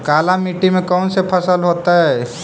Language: Magahi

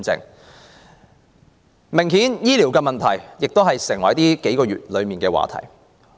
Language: Cantonese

